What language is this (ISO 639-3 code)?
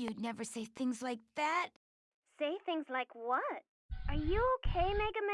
por